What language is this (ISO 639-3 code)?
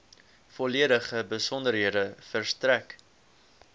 afr